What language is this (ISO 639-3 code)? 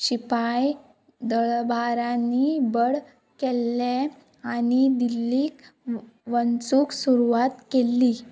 kok